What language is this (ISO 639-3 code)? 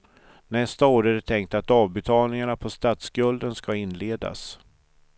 swe